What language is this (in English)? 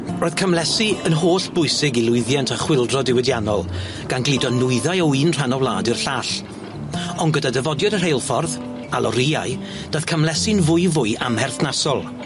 Welsh